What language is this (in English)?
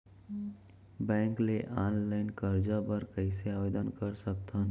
Chhattisgarhi